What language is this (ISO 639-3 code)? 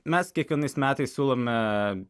lit